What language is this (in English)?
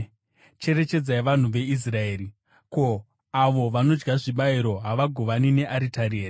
Shona